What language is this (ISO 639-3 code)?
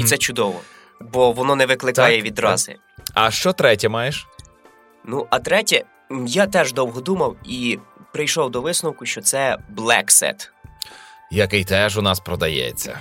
ukr